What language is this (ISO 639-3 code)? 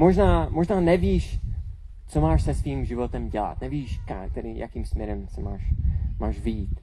ces